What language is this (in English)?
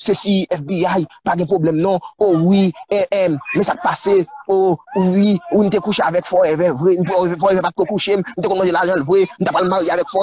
French